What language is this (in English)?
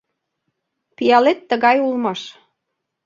Mari